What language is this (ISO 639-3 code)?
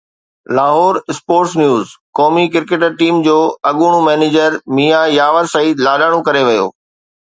snd